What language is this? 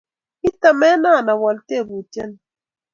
Kalenjin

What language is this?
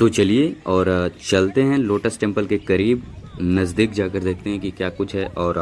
Hindi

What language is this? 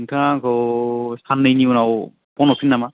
Bodo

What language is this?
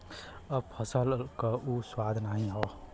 Bhojpuri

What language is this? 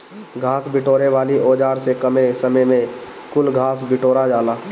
Bhojpuri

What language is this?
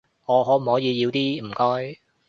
Cantonese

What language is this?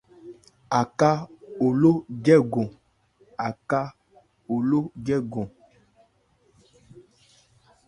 Ebrié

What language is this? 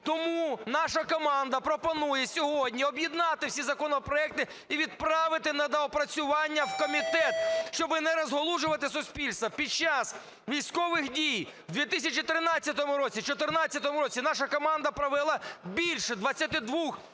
Ukrainian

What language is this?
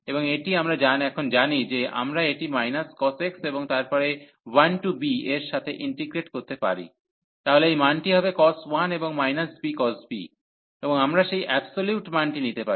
Bangla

